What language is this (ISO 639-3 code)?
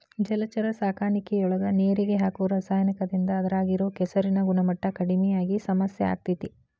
kan